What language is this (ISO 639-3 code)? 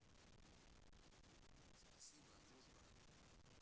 rus